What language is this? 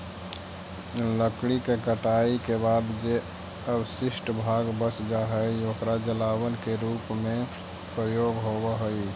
Magahi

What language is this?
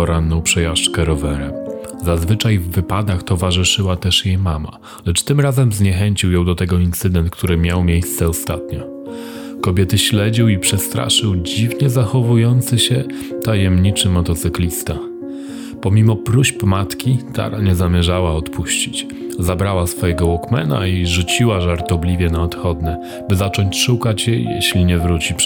Polish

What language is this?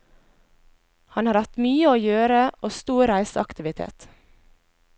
Norwegian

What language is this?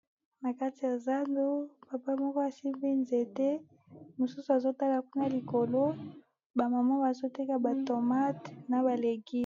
Lingala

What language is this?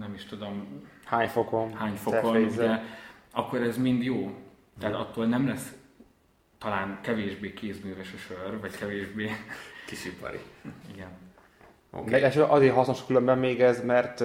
Hungarian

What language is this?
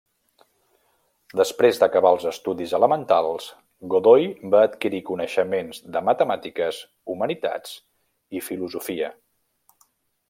Catalan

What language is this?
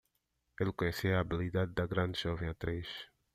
Portuguese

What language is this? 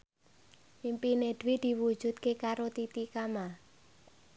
Javanese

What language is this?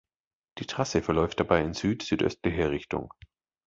German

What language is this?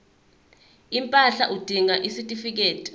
Zulu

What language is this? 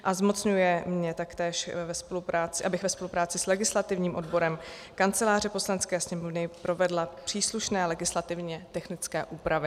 Czech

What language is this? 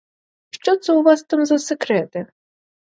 Ukrainian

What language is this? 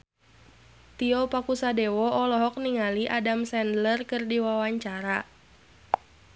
Sundanese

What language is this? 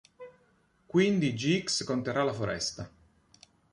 Italian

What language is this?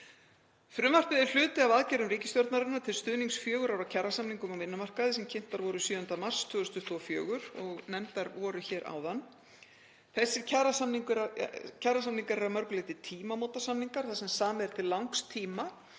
Icelandic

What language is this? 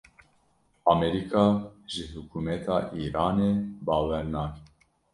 Kurdish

